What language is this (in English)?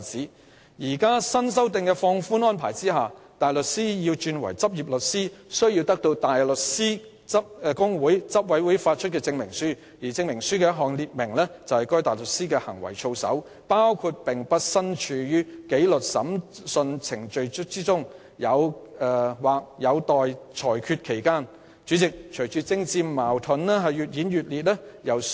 Cantonese